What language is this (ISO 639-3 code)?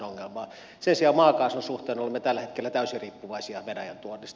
fin